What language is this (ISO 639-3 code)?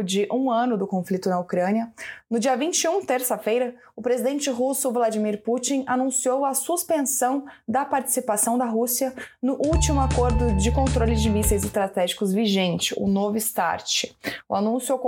por